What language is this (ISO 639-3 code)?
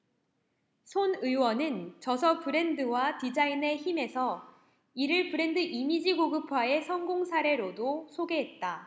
kor